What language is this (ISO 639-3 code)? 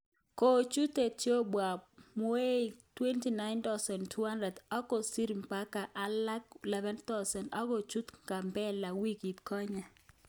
kln